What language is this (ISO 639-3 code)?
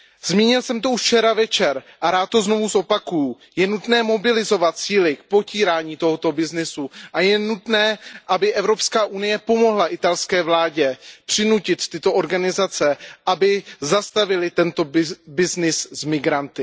ces